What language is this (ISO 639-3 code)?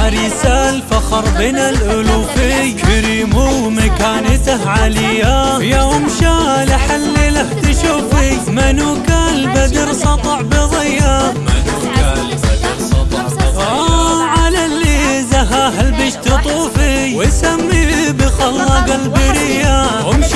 ara